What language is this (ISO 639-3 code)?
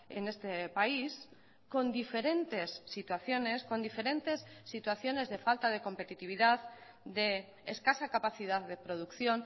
spa